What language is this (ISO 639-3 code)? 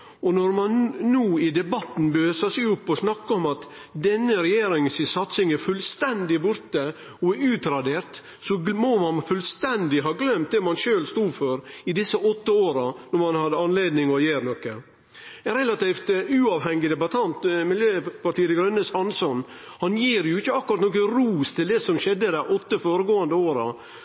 nno